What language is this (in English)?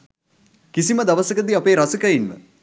Sinhala